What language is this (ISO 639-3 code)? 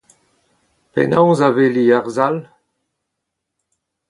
bre